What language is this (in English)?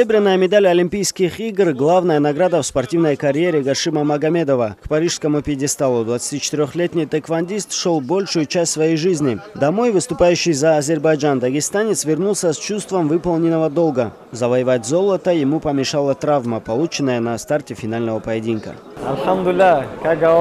Russian